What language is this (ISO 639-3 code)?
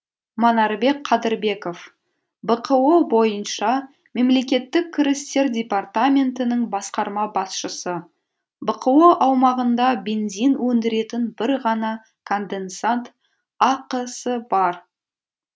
kaz